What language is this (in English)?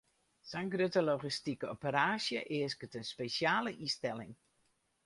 Western Frisian